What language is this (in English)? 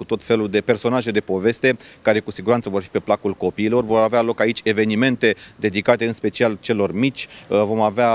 Romanian